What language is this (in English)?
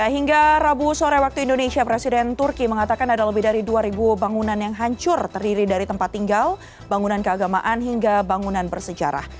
Indonesian